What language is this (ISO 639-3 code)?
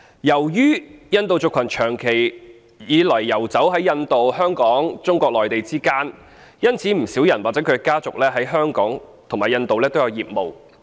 yue